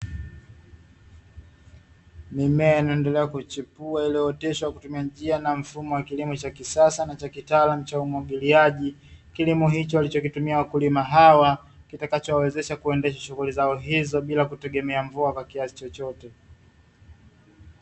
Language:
Swahili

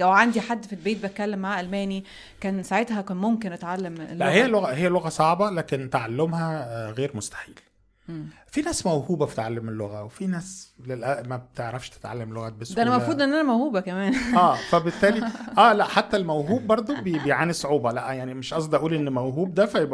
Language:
Arabic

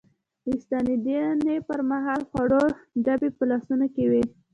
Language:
Pashto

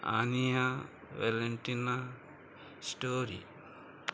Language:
Konkani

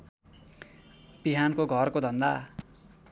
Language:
Nepali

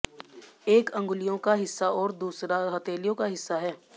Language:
Hindi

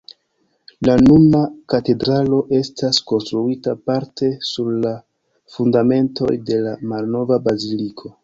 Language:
Esperanto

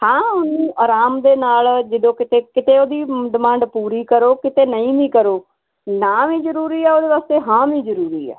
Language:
Punjabi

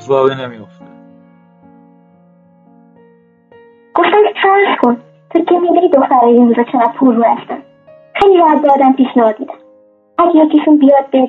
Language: Persian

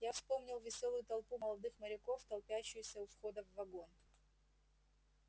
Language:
Russian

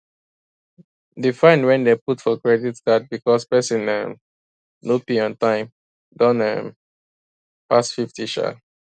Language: Nigerian Pidgin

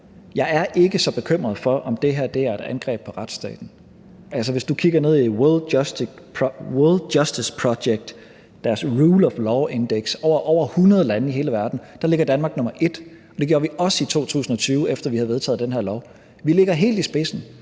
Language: Danish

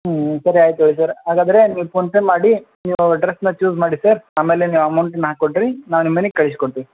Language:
Kannada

